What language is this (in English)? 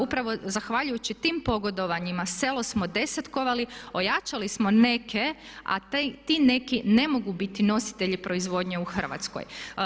Croatian